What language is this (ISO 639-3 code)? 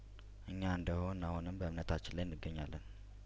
amh